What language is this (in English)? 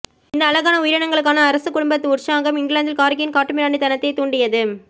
Tamil